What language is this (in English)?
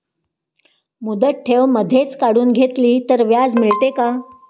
Marathi